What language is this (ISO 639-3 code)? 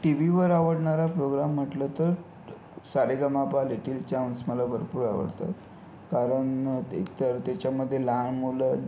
mar